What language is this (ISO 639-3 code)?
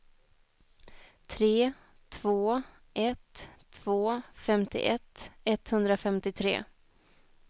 swe